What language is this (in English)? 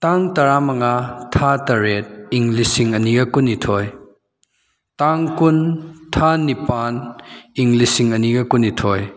Manipuri